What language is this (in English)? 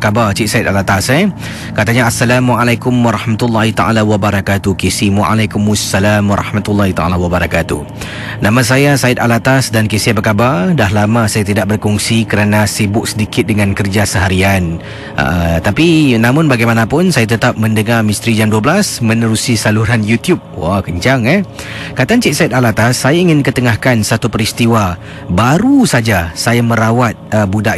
Malay